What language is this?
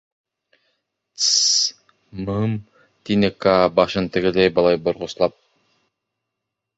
Bashkir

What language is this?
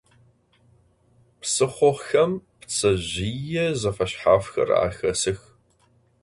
Adyghe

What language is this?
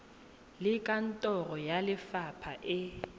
Tswana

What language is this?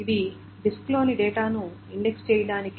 Telugu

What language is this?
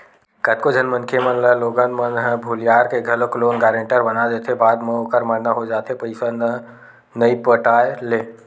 Chhattisgarhi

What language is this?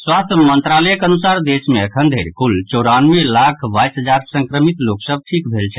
Maithili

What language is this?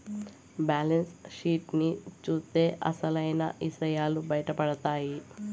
Telugu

